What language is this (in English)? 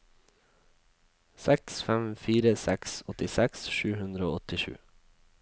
Norwegian